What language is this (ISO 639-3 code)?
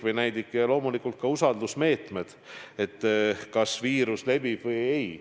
est